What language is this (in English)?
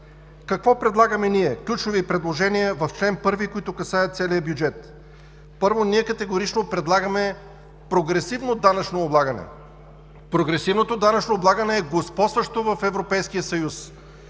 Bulgarian